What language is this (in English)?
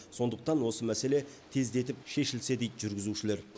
Kazakh